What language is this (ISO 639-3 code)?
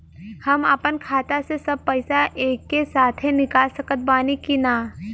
bho